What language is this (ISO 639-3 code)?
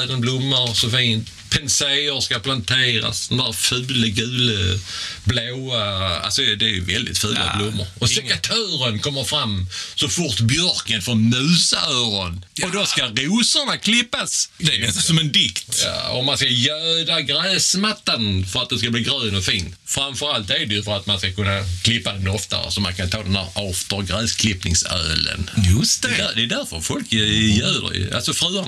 swe